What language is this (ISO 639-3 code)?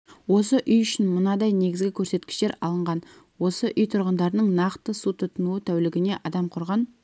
kaz